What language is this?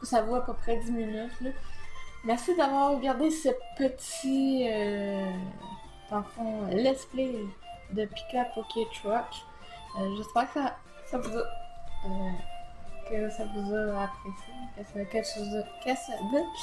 French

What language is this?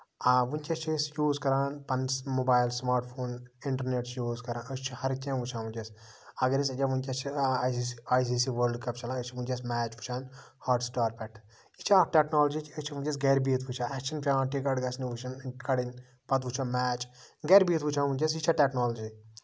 Kashmiri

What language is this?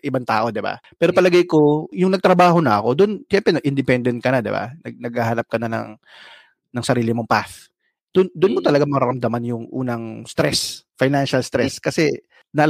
Filipino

